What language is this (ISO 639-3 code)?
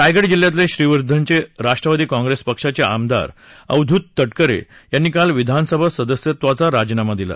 mar